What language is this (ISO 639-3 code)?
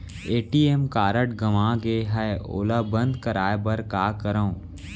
hne